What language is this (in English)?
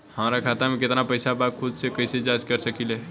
Bhojpuri